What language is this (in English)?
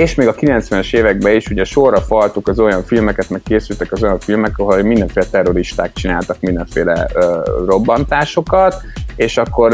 Hungarian